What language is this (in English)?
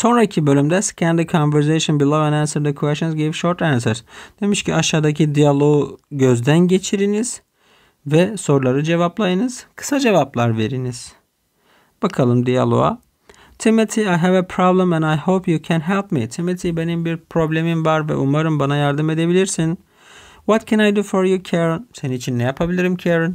Turkish